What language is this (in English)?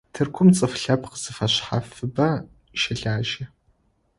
Adyghe